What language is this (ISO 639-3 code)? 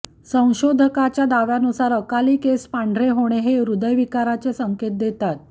mar